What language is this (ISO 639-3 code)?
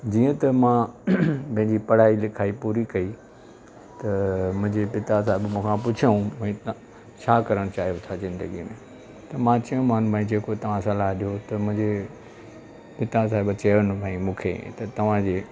snd